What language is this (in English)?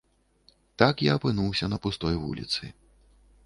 Belarusian